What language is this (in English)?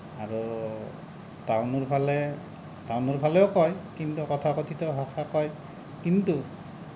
Assamese